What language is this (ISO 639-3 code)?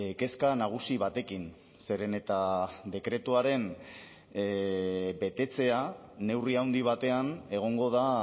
eus